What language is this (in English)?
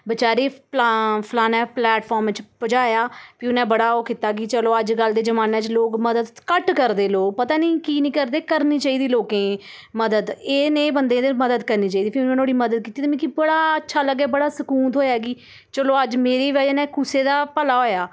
Dogri